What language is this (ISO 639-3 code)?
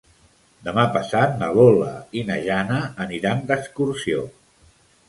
cat